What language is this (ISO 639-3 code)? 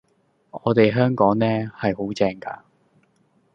yue